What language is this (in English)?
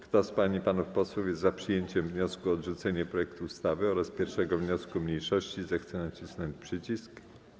Polish